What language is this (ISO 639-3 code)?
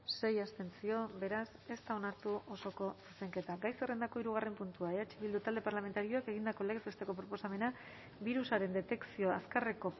eus